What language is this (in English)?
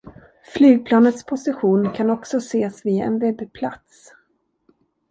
Swedish